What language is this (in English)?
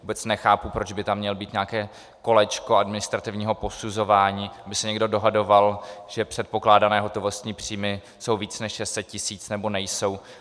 Czech